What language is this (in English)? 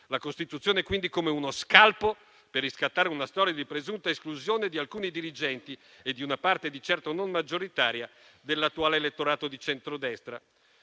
Italian